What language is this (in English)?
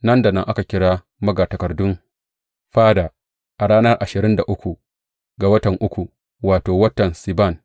Hausa